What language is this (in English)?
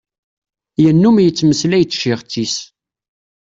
Kabyle